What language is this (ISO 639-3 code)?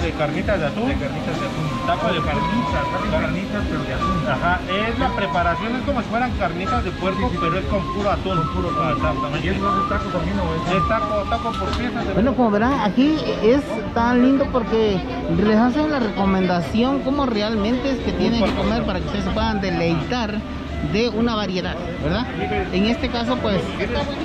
spa